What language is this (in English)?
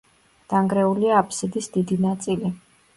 Georgian